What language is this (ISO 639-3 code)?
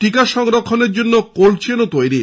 ben